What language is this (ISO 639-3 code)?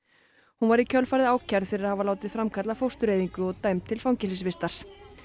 isl